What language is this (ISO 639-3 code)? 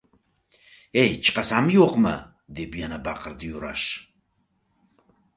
uzb